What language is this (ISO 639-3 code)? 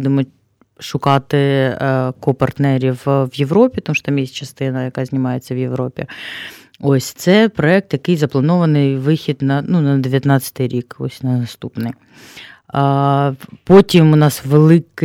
ukr